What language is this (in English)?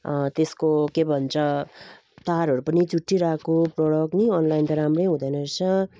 Nepali